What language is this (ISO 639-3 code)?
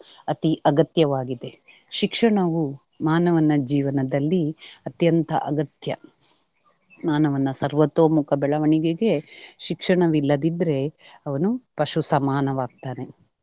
kan